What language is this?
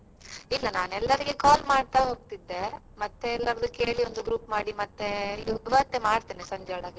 Kannada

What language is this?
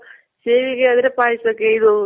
Kannada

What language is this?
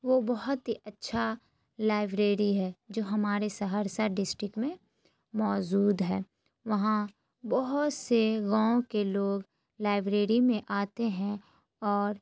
Urdu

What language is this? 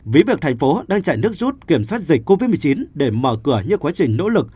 Vietnamese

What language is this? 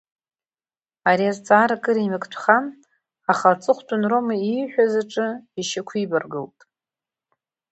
Abkhazian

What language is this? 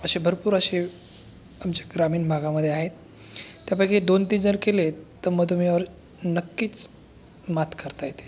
Marathi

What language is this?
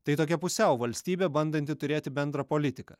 Lithuanian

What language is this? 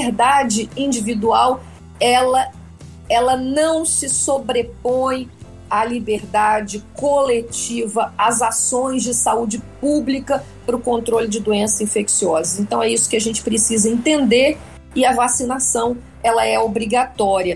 Portuguese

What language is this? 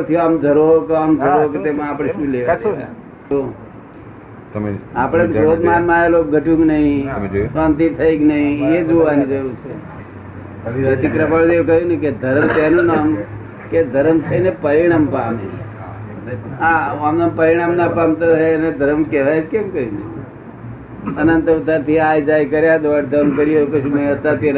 Gujarati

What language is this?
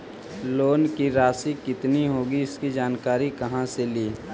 Magahi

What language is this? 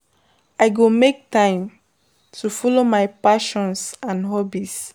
Nigerian Pidgin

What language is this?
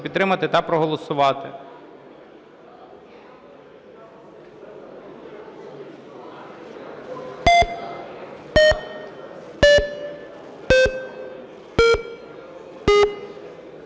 Ukrainian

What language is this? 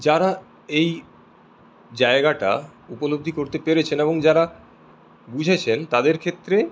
Bangla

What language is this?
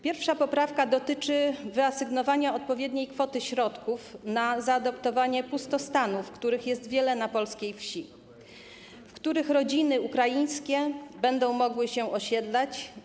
Polish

